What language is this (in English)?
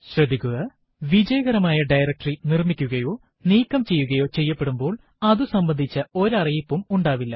Malayalam